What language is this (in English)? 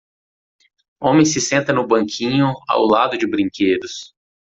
Portuguese